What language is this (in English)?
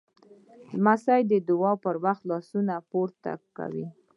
Pashto